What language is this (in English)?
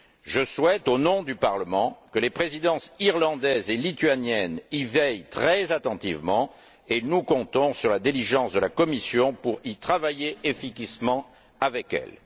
French